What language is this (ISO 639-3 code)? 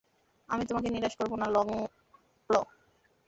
ben